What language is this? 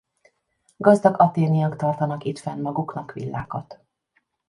Hungarian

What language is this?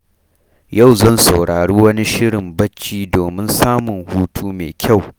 Hausa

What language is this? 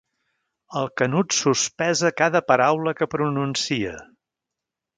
Catalan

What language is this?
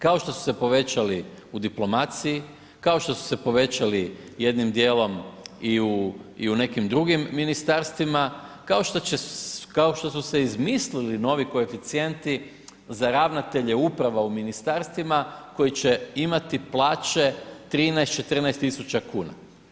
Croatian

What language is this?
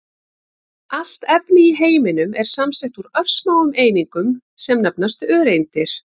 Icelandic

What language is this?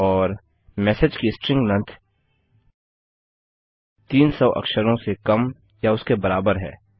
Hindi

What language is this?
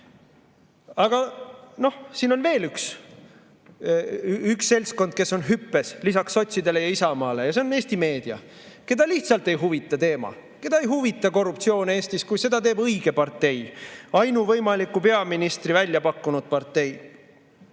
Estonian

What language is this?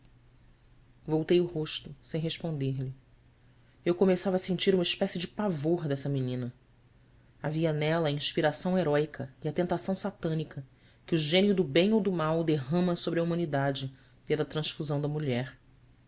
Portuguese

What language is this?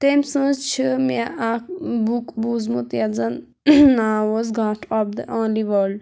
Kashmiri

